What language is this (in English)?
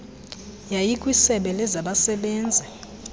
Xhosa